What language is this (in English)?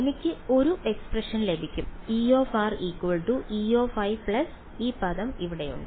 Malayalam